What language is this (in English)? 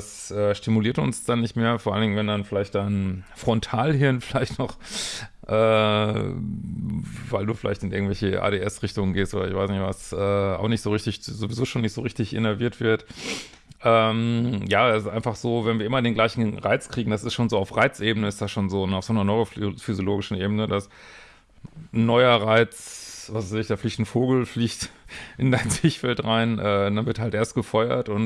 German